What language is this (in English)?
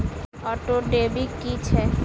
Maithili